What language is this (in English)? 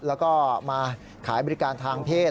Thai